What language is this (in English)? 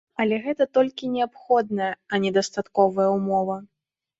Belarusian